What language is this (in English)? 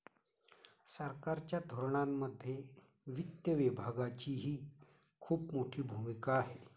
Marathi